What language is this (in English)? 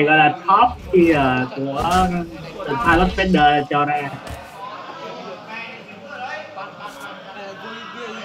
Vietnamese